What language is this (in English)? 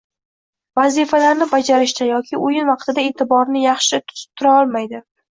Uzbek